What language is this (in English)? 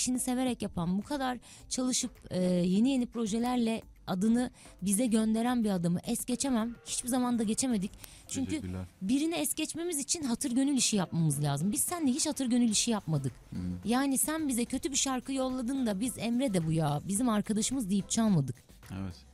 Turkish